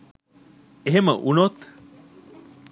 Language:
Sinhala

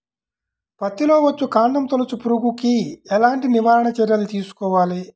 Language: Telugu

